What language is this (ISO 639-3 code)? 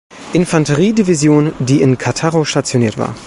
deu